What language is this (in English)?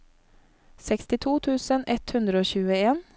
Norwegian